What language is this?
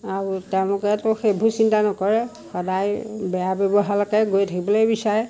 Assamese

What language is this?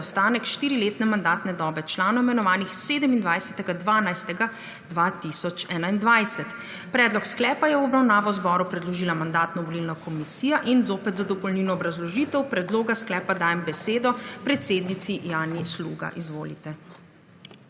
Slovenian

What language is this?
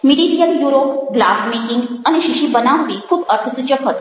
Gujarati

